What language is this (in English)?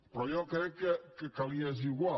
Catalan